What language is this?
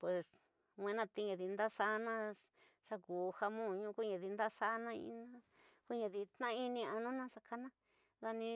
Tidaá Mixtec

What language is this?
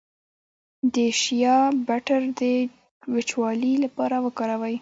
Pashto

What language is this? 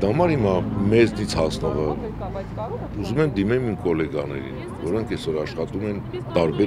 Turkish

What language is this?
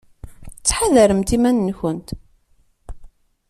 Kabyle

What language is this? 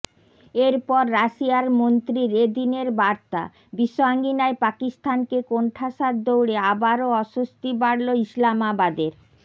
Bangla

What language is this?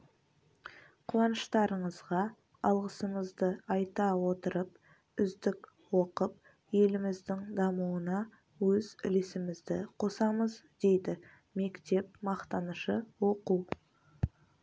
Kazakh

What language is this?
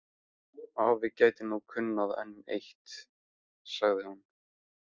Icelandic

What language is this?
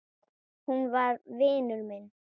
Icelandic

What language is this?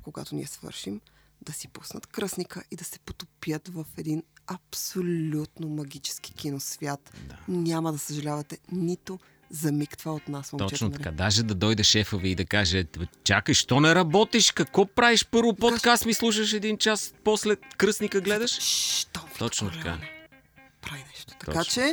Bulgarian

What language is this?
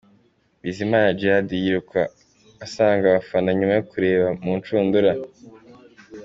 Kinyarwanda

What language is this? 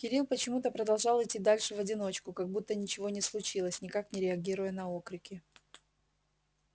Russian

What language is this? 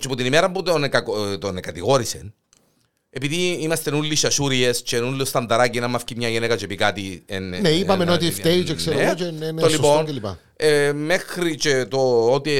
Greek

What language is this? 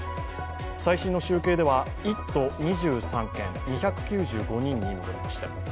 Japanese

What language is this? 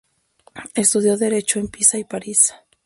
Spanish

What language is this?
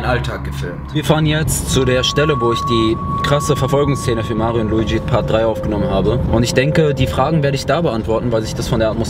German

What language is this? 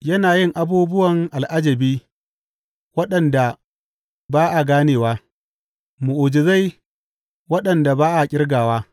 Hausa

